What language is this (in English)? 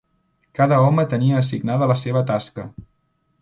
Catalan